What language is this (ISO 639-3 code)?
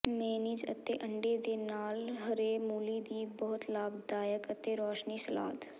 pan